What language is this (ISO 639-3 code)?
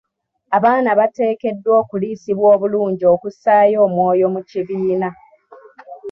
lug